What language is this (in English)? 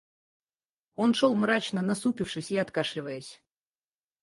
Russian